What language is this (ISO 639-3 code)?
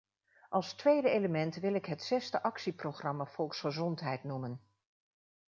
nld